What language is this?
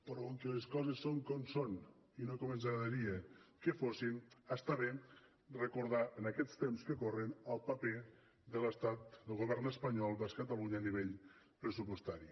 Catalan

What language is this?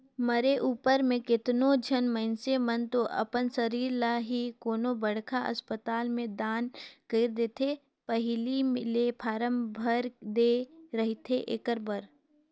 Chhattisgarhi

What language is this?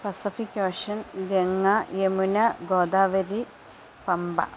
Malayalam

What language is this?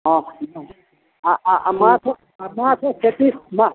Maithili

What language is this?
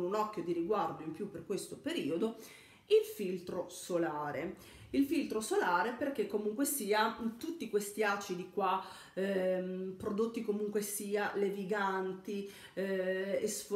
Italian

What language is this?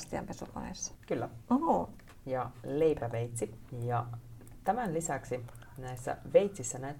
Finnish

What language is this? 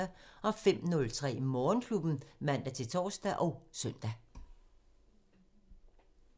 Danish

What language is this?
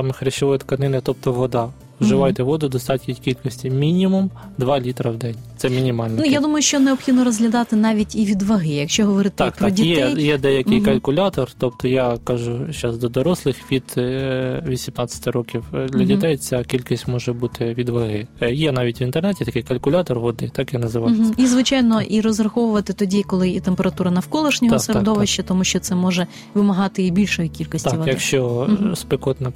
Ukrainian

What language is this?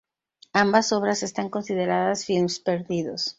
Spanish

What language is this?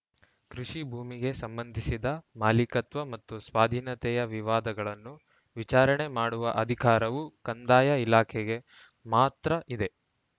Kannada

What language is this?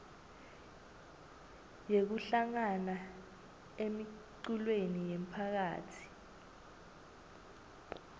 Swati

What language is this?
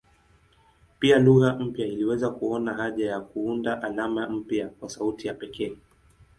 Swahili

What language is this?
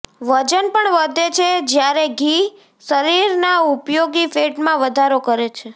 Gujarati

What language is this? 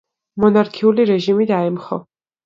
Georgian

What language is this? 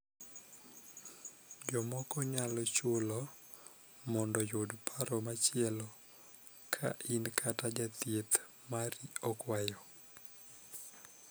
Luo (Kenya and Tanzania)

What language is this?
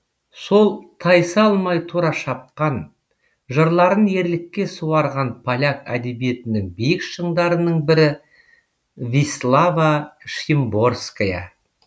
Kazakh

